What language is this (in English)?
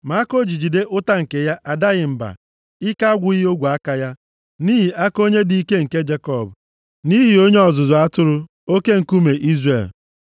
Igbo